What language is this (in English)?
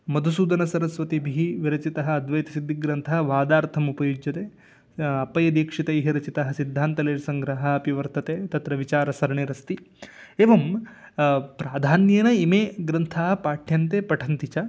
Sanskrit